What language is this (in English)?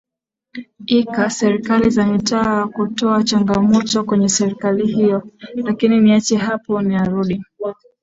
Swahili